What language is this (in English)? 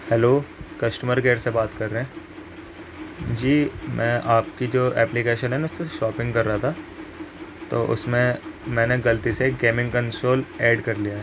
Urdu